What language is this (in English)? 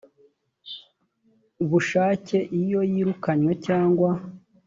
Kinyarwanda